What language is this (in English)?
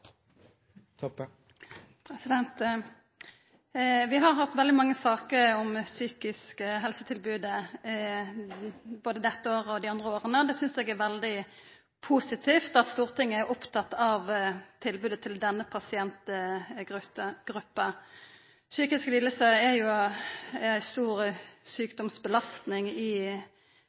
Norwegian Nynorsk